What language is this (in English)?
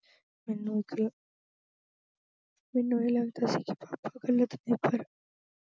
Punjabi